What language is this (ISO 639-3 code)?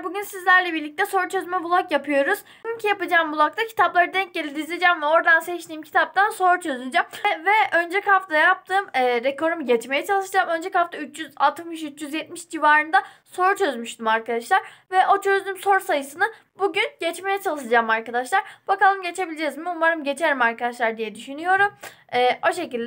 tur